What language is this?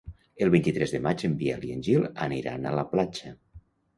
Catalan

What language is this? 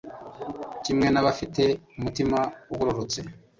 Kinyarwanda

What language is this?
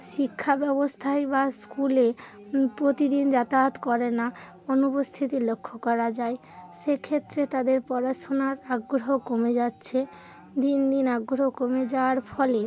Bangla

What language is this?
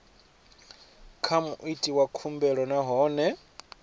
Venda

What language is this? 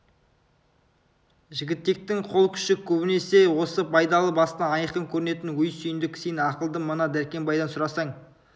Kazakh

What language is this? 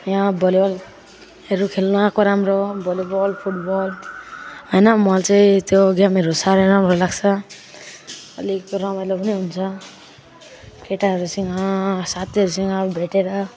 Nepali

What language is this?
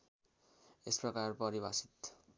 Nepali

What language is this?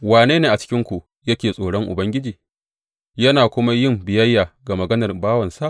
Hausa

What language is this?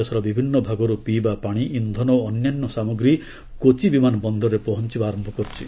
Odia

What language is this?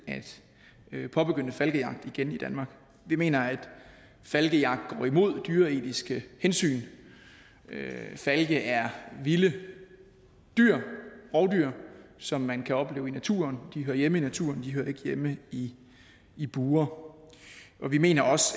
Danish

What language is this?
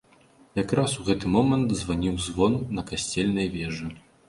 Belarusian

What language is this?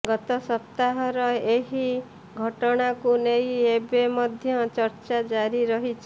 Odia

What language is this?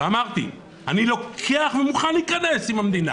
Hebrew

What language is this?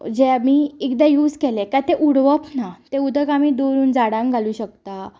Konkani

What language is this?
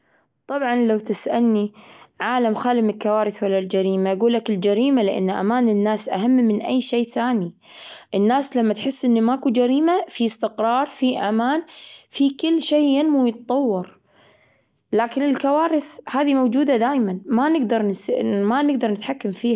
Gulf Arabic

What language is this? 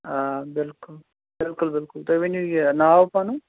Kashmiri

